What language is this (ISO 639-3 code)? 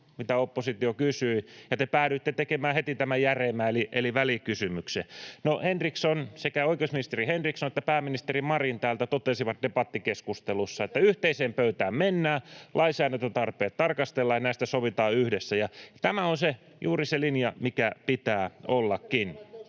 fin